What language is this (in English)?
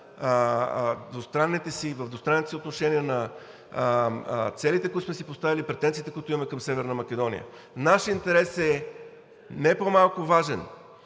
Bulgarian